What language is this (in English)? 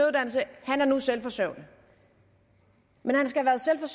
Danish